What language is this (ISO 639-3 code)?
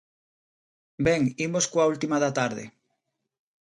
glg